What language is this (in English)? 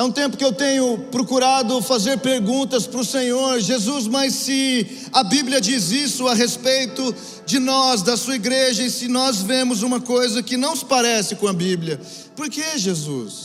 Portuguese